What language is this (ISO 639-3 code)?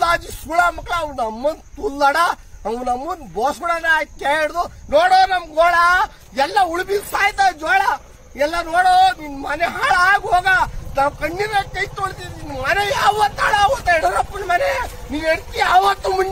ind